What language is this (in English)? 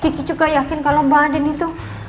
Indonesian